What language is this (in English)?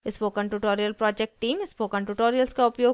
Hindi